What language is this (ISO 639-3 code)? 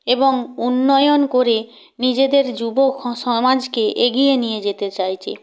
ben